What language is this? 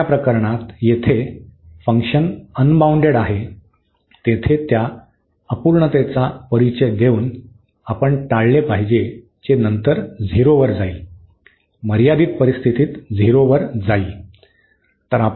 Marathi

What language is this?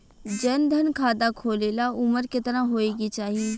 Bhojpuri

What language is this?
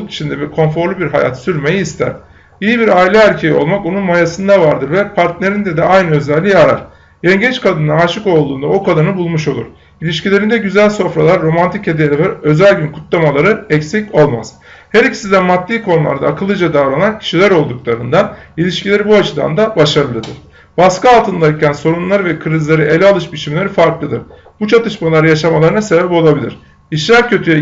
Turkish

